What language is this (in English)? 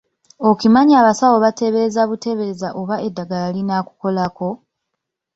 Ganda